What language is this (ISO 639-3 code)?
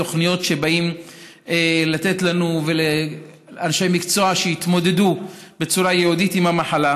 heb